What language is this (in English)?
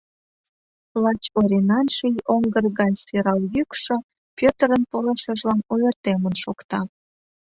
Mari